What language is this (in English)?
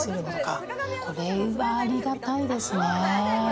Japanese